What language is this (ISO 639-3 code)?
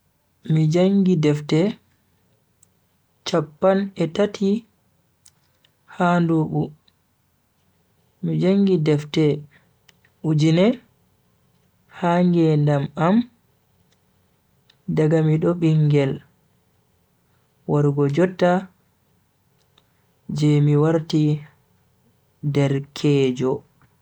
fui